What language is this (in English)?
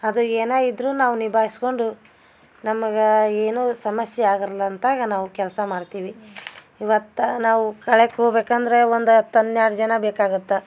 Kannada